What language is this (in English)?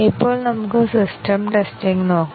Malayalam